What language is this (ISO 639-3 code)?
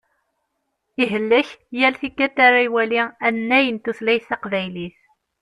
kab